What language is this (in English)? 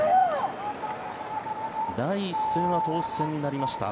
Japanese